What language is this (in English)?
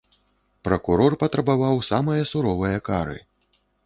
Belarusian